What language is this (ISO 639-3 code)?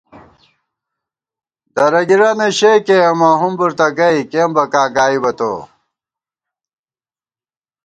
gwt